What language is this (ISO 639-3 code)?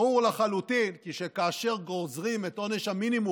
heb